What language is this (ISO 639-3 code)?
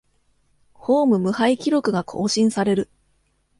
jpn